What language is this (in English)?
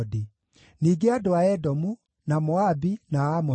Kikuyu